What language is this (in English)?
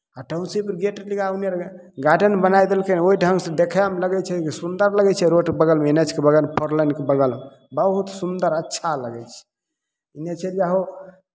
Maithili